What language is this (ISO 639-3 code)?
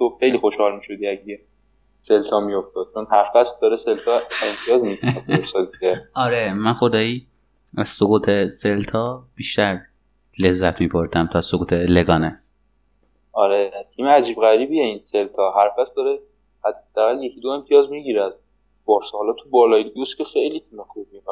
fas